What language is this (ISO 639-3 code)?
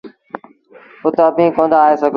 sbn